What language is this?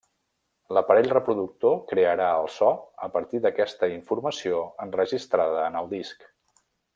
Catalan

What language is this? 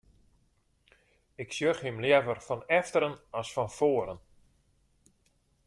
Western Frisian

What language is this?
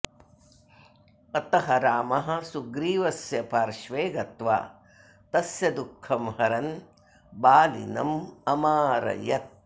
Sanskrit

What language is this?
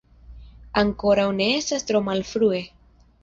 Esperanto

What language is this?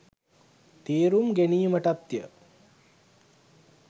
Sinhala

